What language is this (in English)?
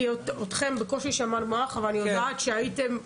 Hebrew